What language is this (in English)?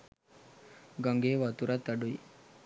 Sinhala